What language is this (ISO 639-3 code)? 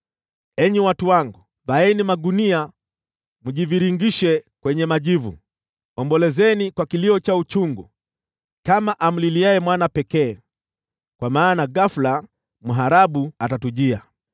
swa